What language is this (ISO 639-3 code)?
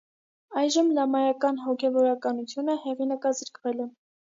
hye